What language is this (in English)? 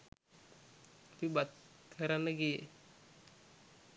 Sinhala